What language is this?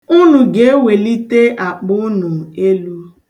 Igbo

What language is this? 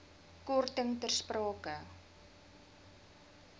Afrikaans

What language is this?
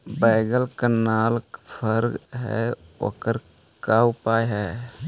Magahi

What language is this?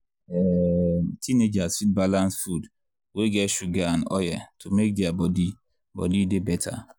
Nigerian Pidgin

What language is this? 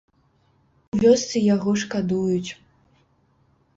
Belarusian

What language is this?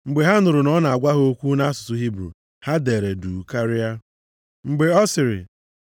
Igbo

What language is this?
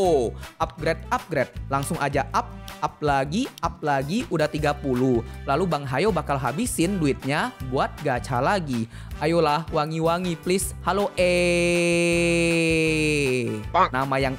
Indonesian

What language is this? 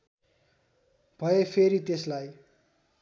Nepali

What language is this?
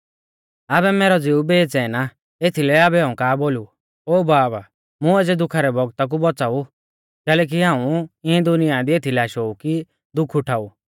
Mahasu Pahari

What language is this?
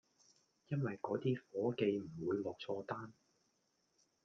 Cantonese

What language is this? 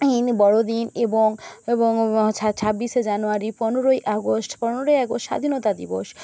Bangla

